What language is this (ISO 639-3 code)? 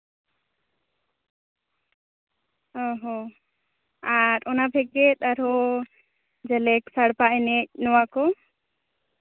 sat